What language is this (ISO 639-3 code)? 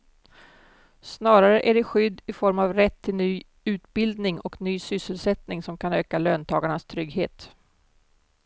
swe